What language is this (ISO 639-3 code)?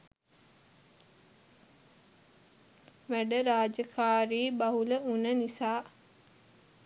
sin